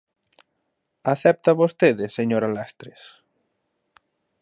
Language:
Galician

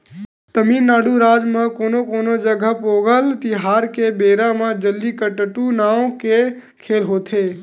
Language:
Chhattisgarhi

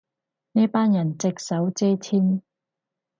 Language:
Cantonese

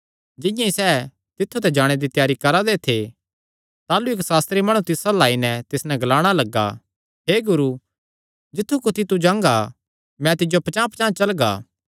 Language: Kangri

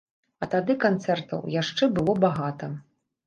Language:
Belarusian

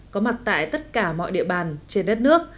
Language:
Vietnamese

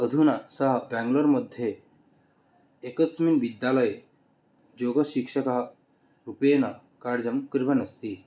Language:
Sanskrit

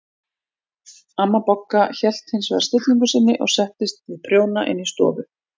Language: Icelandic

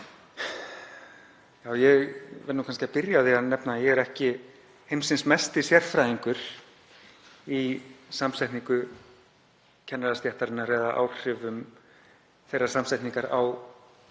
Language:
Icelandic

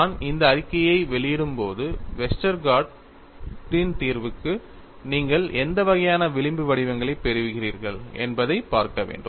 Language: Tamil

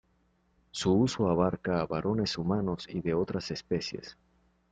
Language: Spanish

